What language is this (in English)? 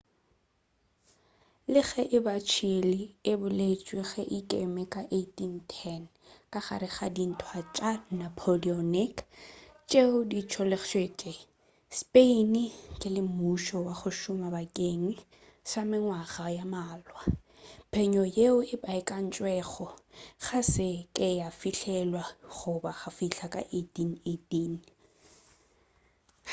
Northern Sotho